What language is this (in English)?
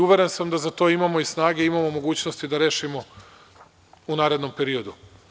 Serbian